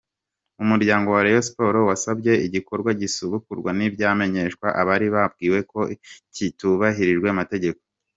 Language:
Kinyarwanda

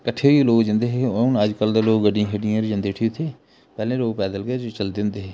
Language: Dogri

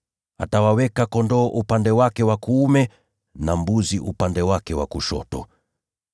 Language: Swahili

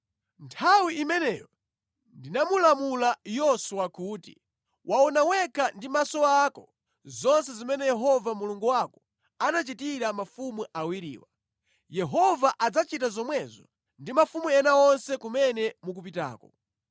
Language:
Nyanja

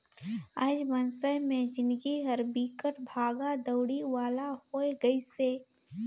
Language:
Chhattisgarhi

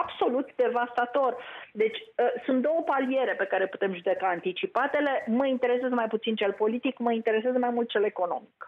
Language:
Romanian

